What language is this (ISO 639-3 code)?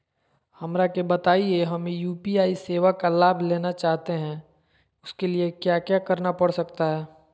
mag